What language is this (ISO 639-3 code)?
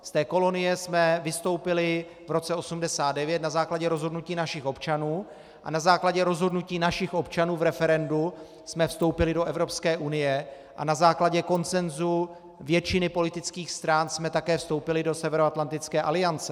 ces